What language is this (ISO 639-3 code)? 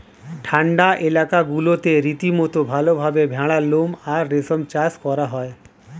ben